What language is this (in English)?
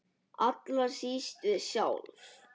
Icelandic